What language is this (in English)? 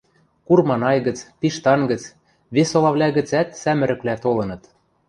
Western Mari